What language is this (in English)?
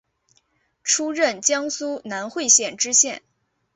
Chinese